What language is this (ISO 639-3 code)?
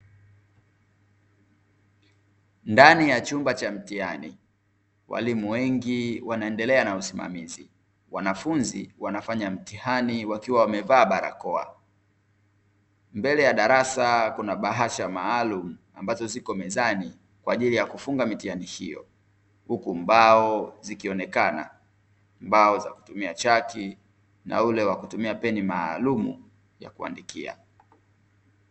swa